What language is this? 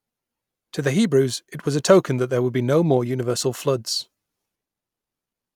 English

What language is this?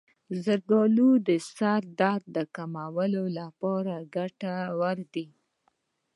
Pashto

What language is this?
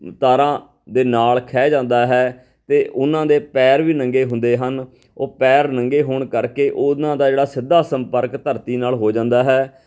Punjabi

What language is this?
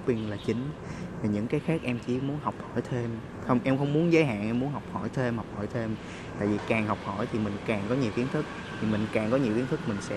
Vietnamese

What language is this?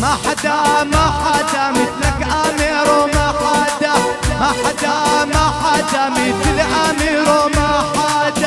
Arabic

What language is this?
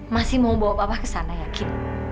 Indonesian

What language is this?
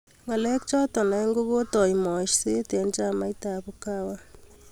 Kalenjin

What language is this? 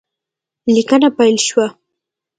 Pashto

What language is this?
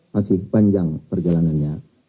Indonesian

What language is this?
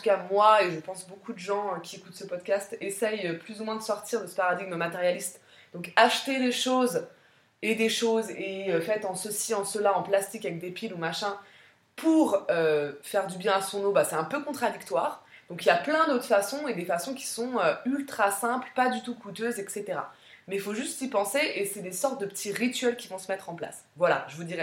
French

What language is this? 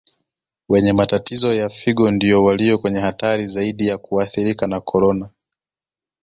Swahili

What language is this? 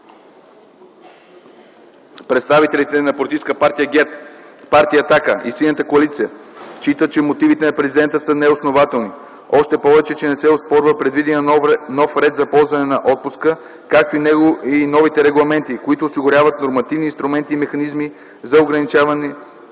Bulgarian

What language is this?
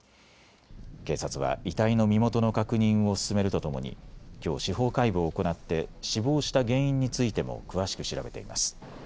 Japanese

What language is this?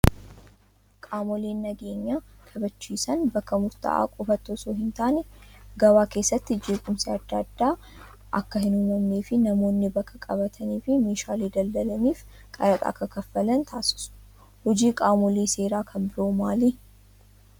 Oromo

